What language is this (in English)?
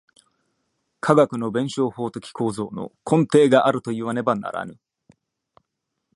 Japanese